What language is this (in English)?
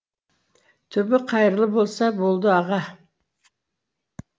Kazakh